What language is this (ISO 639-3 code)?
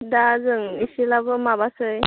brx